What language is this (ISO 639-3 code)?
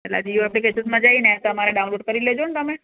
guj